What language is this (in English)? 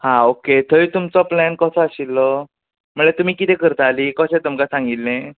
Konkani